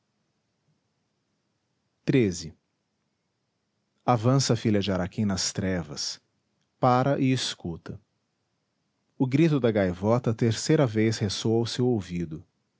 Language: Portuguese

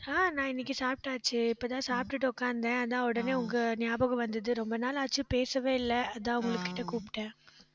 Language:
Tamil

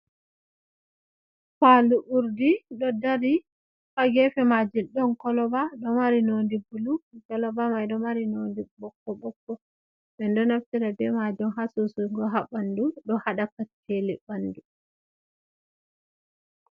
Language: Fula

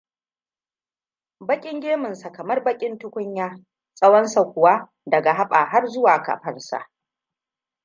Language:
Hausa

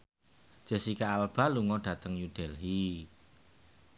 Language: Javanese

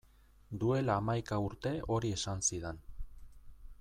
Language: Basque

